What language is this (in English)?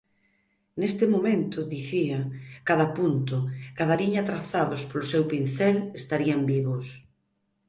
Galician